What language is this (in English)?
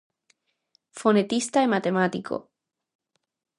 Galician